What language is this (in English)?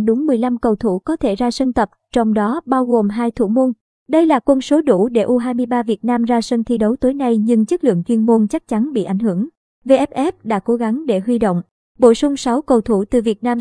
Vietnamese